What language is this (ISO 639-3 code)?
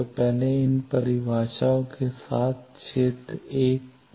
hin